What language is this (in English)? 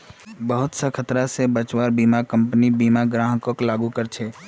Magahi